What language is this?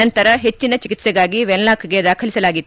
Kannada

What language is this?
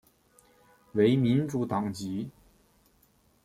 Chinese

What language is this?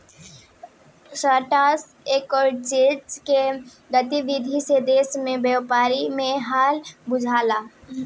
Bhojpuri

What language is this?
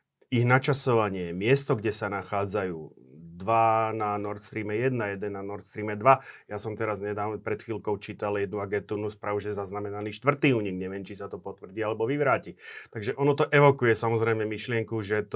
Slovak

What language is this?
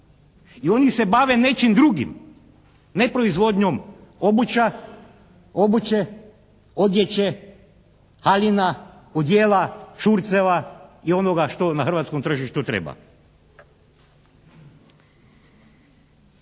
Croatian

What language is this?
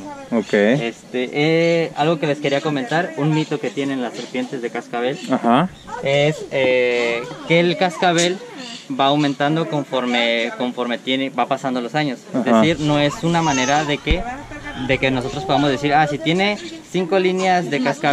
Spanish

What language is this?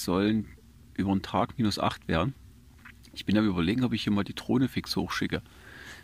German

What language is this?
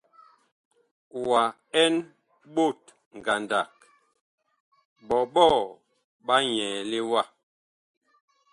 Bakoko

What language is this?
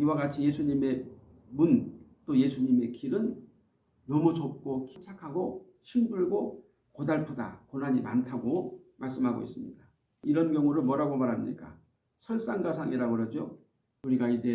Korean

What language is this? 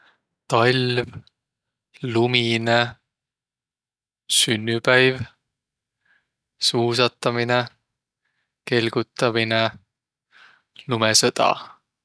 Võro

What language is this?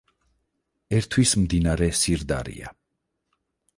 Georgian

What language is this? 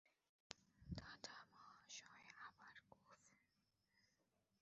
Bangla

